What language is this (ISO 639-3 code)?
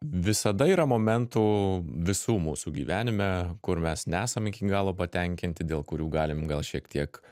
lit